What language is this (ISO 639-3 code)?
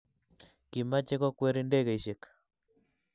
kln